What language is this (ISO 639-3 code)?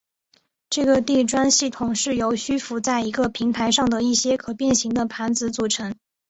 zho